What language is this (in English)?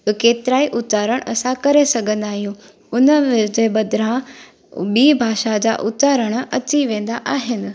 Sindhi